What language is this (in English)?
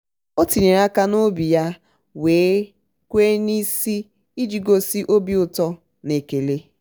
Igbo